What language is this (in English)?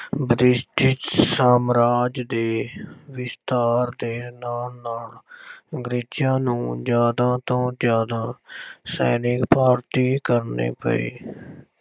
Punjabi